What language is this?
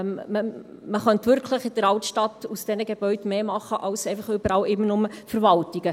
Swiss German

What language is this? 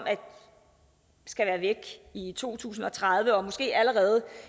Danish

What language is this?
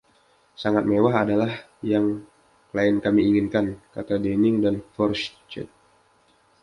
Indonesian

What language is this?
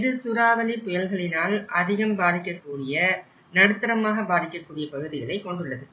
Tamil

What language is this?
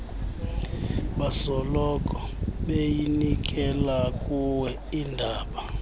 Xhosa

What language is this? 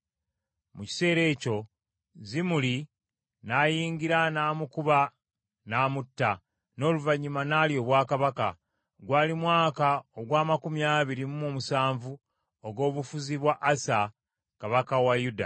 Ganda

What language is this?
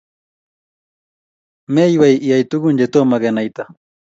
Kalenjin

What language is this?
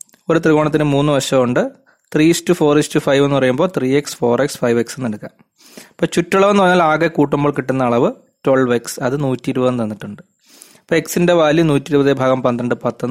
Malayalam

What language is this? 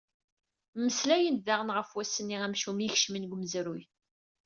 Kabyle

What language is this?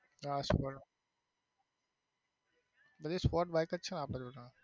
Gujarati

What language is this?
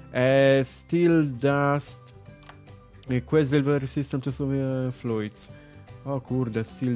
Polish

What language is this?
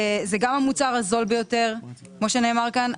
Hebrew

